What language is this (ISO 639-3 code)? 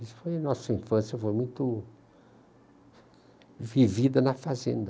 por